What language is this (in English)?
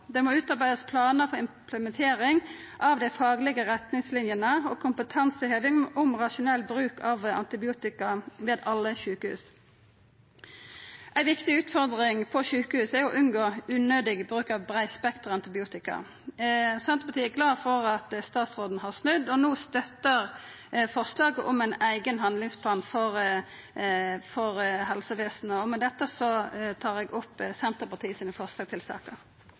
Norwegian Nynorsk